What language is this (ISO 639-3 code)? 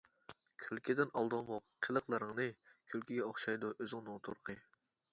uig